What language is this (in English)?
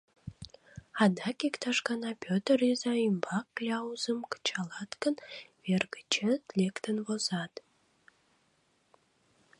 Mari